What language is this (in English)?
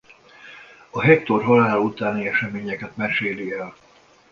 Hungarian